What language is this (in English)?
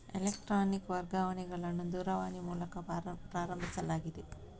Kannada